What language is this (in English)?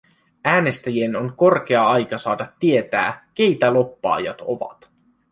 Finnish